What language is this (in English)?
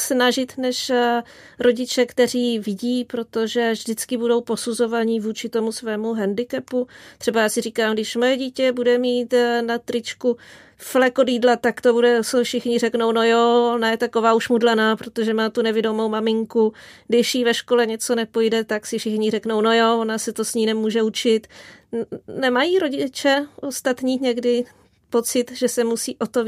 Czech